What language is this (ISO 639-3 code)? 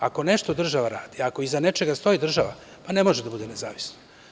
srp